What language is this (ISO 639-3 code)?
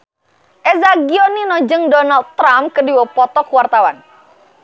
sun